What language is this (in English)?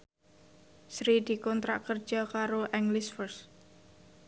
Javanese